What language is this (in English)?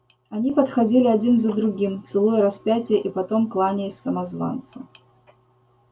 Russian